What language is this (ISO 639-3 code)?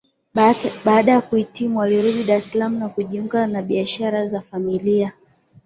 swa